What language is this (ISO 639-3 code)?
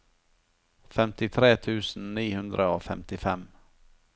nor